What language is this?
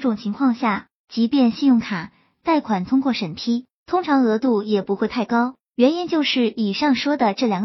Chinese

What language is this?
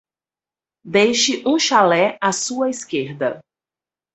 Portuguese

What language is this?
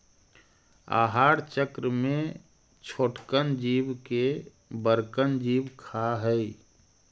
Magahi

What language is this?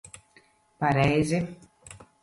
Latvian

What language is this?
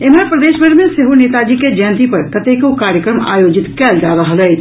Maithili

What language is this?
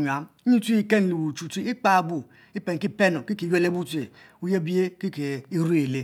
Mbe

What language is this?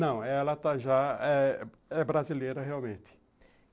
Portuguese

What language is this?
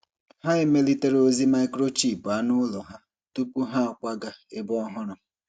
Igbo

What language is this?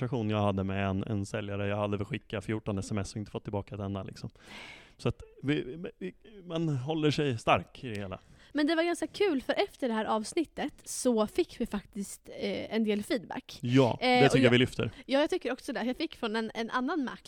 Swedish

